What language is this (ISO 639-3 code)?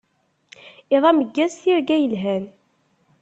kab